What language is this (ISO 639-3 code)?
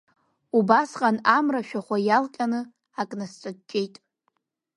abk